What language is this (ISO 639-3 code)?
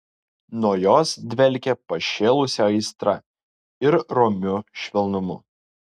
lit